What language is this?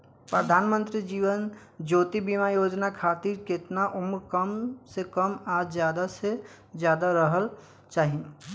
Bhojpuri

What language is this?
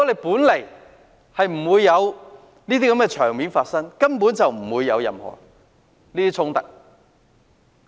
Cantonese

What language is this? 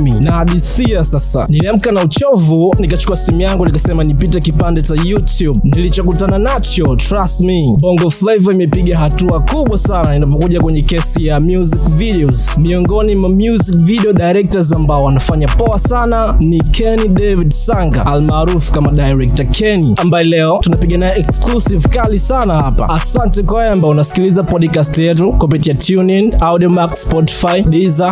Swahili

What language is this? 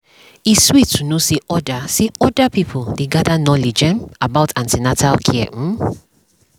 Nigerian Pidgin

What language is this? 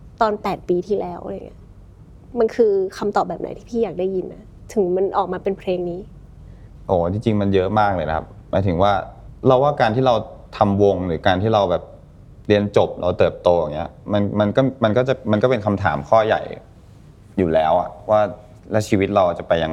Thai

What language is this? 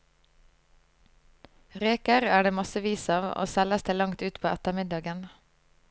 Norwegian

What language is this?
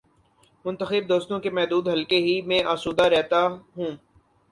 Urdu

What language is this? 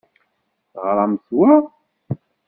Kabyle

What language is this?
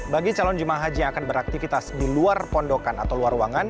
Indonesian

